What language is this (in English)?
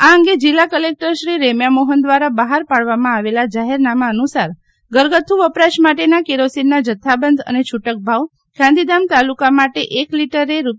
Gujarati